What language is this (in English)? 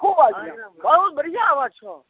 Maithili